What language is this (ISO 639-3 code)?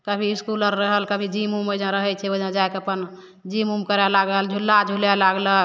mai